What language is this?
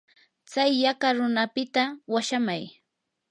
Yanahuanca Pasco Quechua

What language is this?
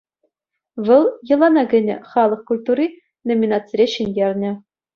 Chuvash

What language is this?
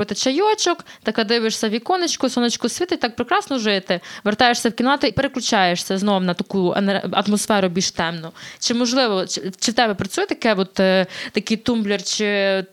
Ukrainian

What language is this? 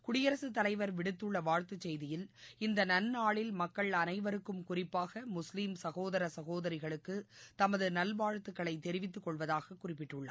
Tamil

